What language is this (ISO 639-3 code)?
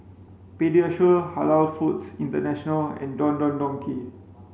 eng